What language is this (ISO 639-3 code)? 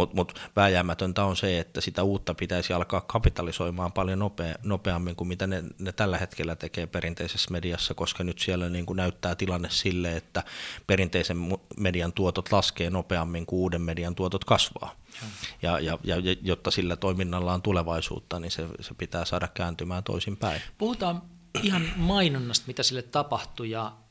fin